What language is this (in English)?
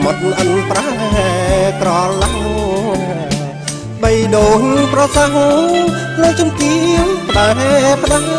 Indonesian